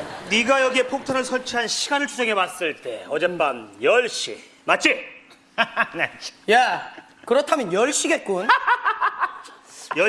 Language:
Korean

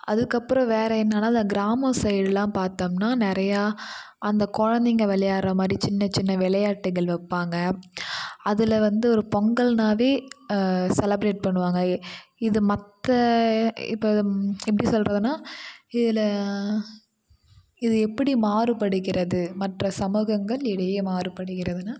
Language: Tamil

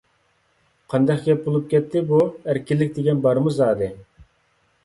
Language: Uyghur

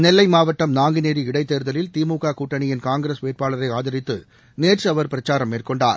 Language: Tamil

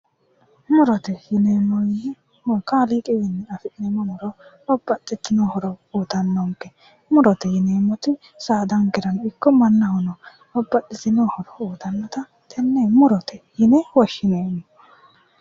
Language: Sidamo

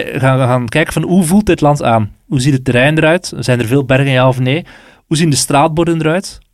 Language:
Dutch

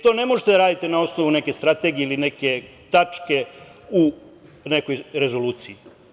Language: Serbian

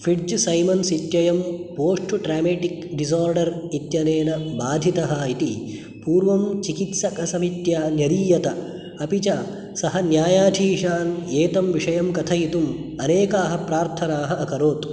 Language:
Sanskrit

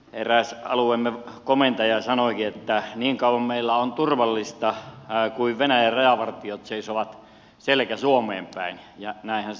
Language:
Finnish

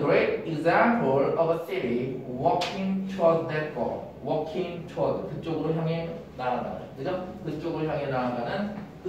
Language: Korean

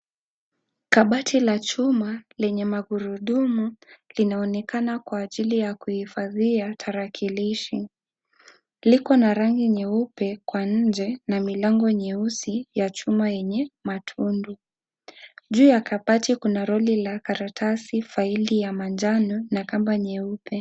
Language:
Swahili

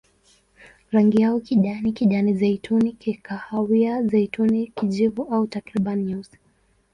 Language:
Swahili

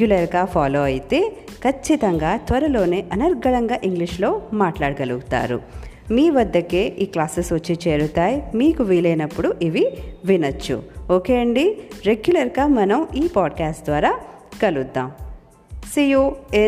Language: Telugu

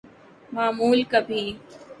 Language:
Urdu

